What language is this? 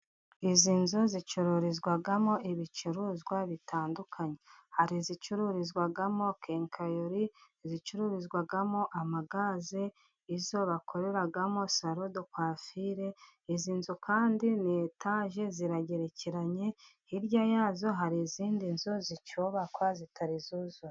Kinyarwanda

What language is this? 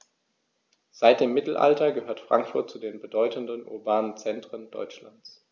German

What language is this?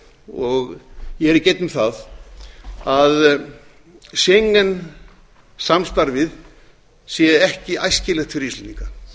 Icelandic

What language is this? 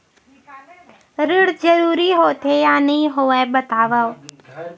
Chhattisgarhi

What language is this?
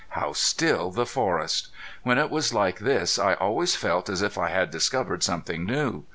English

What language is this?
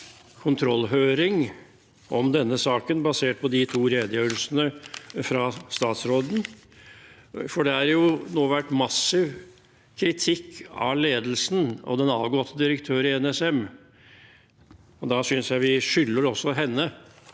Norwegian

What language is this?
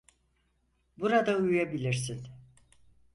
Turkish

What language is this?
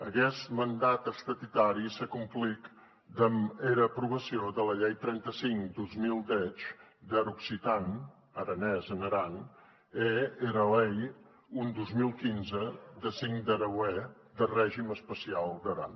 Catalan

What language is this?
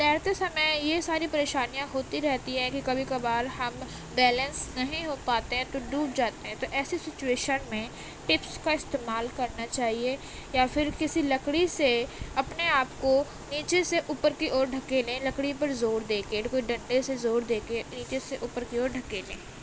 Urdu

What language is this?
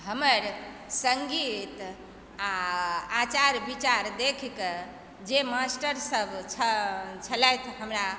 Maithili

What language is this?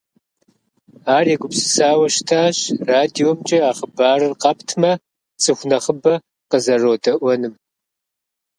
Kabardian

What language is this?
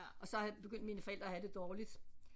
Danish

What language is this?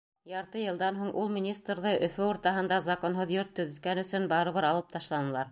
Bashkir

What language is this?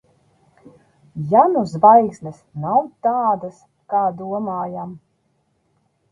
Latvian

